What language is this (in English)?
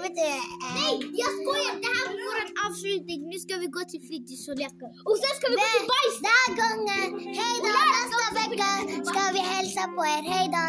Swedish